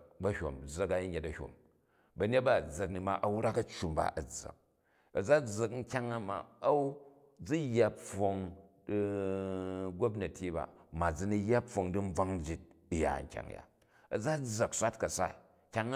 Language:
Jju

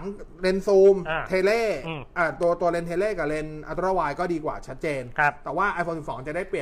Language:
Thai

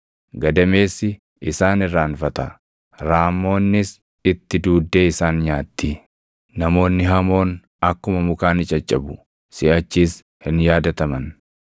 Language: Oromo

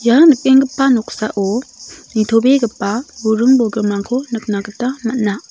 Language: Garo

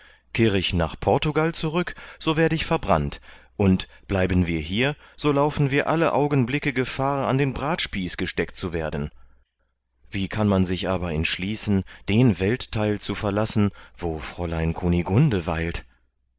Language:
German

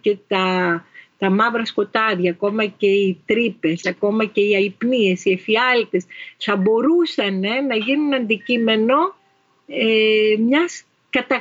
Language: Greek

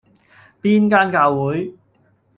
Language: Cantonese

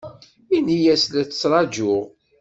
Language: Kabyle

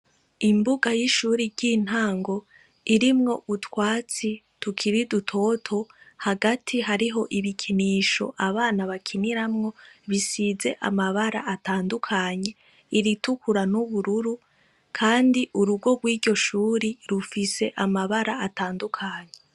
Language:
Rundi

